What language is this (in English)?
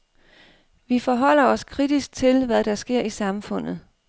Danish